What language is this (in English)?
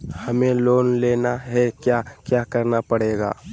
Magahi